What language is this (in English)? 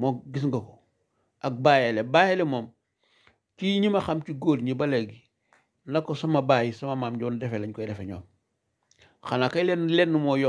Arabic